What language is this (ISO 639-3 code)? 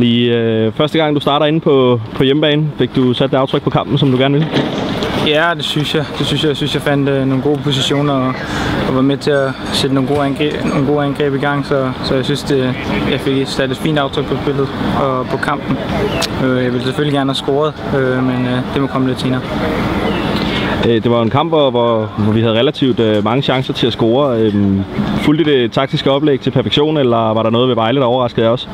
dan